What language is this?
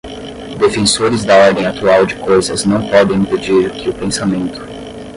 Portuguese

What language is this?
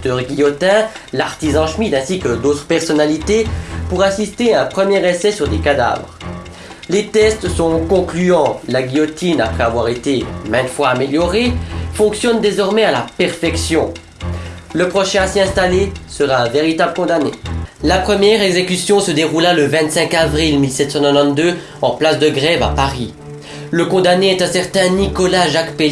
French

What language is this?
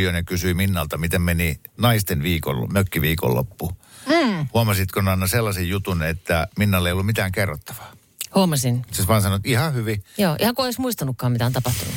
Finnish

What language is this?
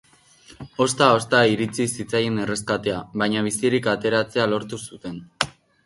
Basque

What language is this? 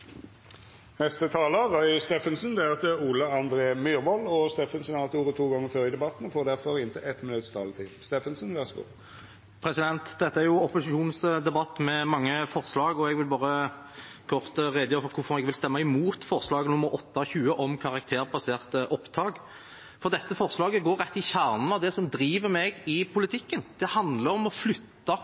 Norwegian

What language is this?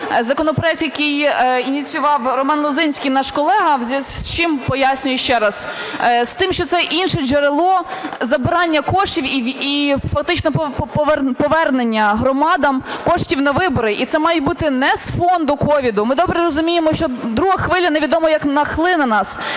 Ukrainian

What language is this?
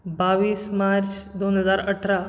Konkani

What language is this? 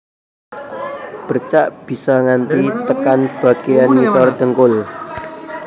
Javanese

